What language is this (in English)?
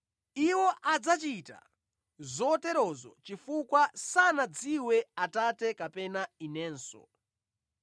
Nyanja